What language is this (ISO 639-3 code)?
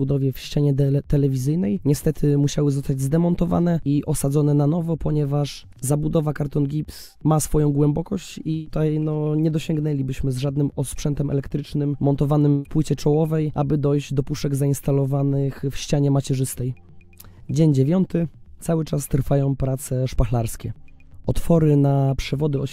pol